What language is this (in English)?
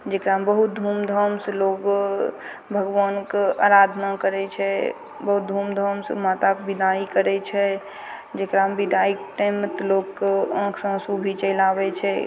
Maithili